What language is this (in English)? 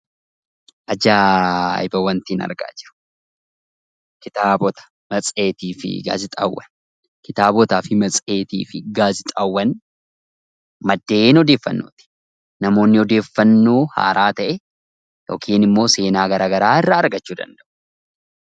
Oromo